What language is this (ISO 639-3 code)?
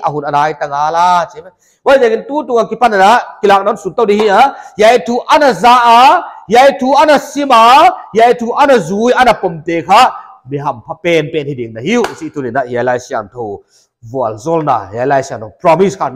tha